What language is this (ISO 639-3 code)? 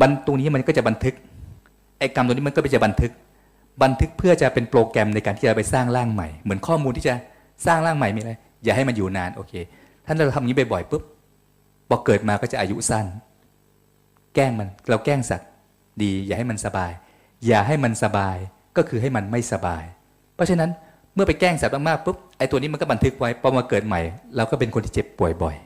tha